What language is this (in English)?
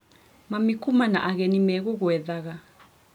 Kikuyu